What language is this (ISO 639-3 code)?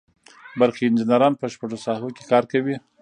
pus